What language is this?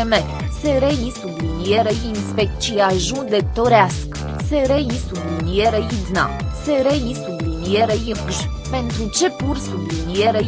Romanian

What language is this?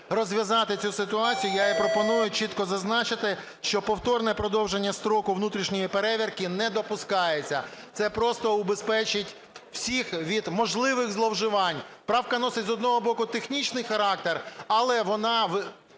Ukrainian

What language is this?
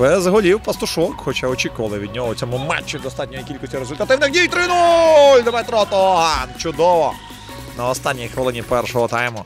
Ukrainian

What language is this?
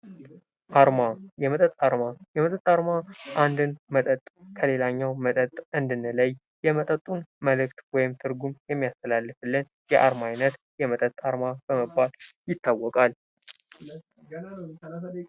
Amharic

